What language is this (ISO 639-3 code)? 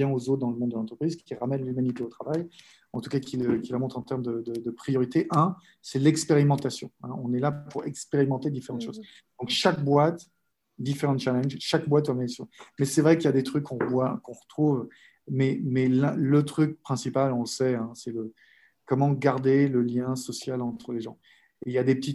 fra